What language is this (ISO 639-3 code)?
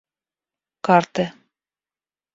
rus